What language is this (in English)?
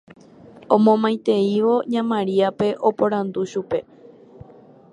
Guarani